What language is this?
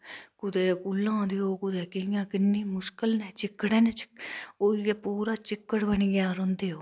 Dogri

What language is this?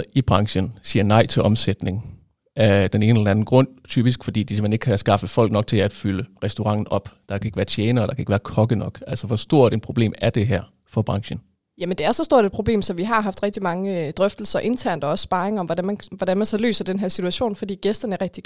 Danish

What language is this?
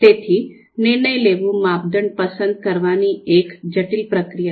Gujarati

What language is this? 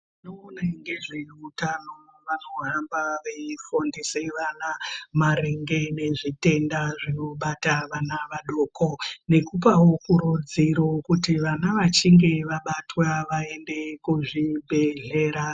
Ndau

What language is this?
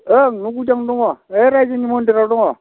Bodo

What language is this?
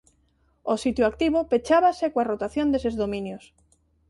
Galician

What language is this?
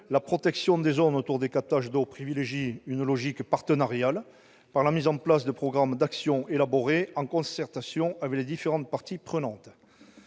French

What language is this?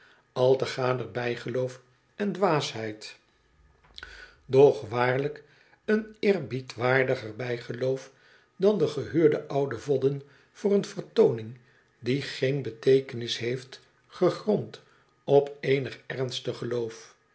Dutch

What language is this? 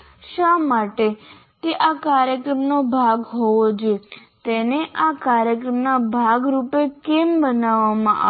Gujarati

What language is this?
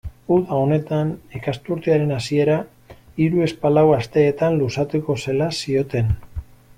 Basque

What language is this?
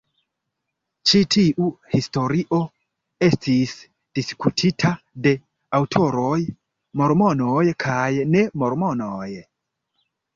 Esperanto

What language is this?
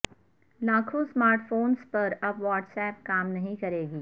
Urdu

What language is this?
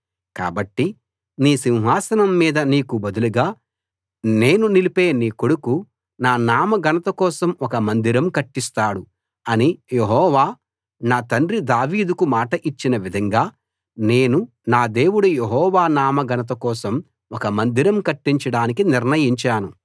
Telugu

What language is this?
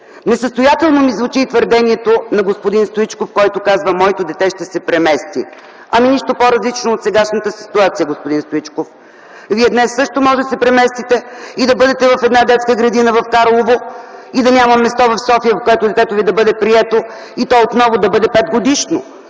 Bulgarian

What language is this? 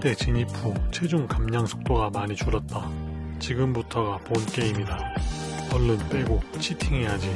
Korean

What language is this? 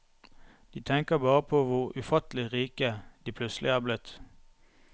Norwegian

